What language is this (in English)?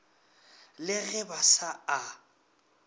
Northern Sotho